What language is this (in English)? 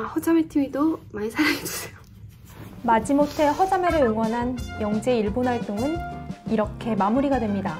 Korean